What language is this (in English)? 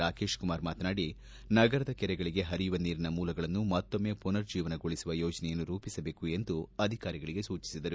Kannada